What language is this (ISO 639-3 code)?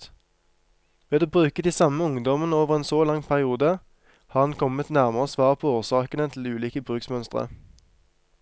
nor